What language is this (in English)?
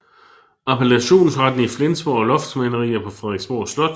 Danish